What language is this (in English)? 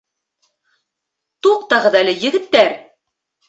Bashkir